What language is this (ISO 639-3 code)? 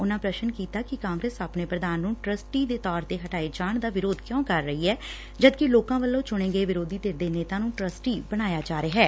pan